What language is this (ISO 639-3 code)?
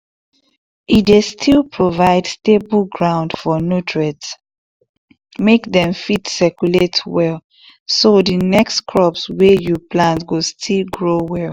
pcm